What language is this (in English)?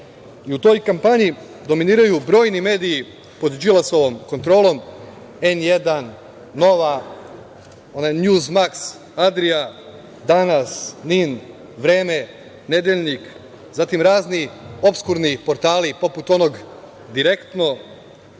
Serbian